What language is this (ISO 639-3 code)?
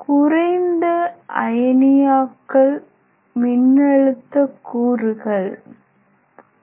tam